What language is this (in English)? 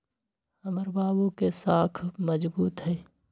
Magahi